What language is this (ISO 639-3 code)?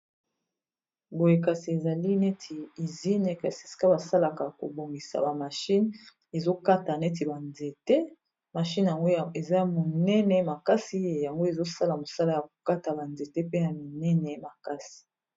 lin